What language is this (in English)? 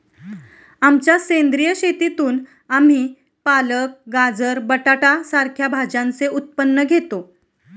Marathi